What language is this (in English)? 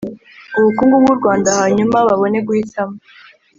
Kinyarwanda